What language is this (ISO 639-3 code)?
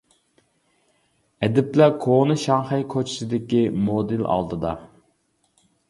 uig